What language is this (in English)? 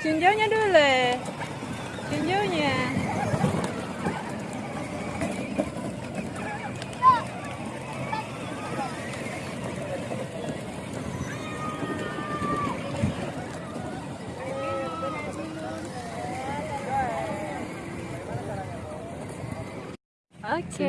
Indonesian